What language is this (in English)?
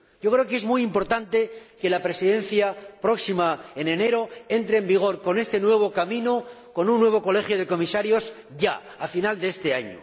Spanish